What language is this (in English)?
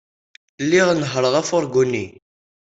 Kabyle